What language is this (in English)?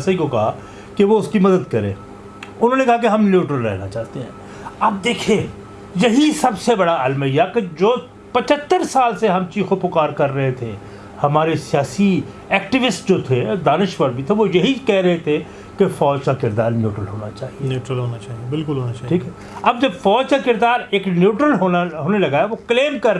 Urdu